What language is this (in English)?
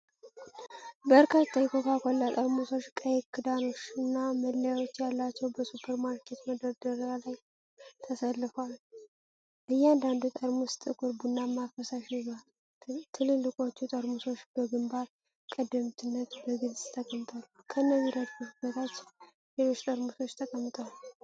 Amharic